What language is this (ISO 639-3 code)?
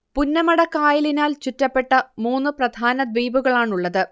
mal